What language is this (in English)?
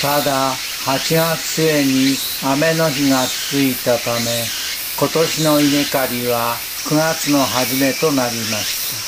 Japanese